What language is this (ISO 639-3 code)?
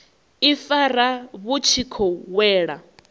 ven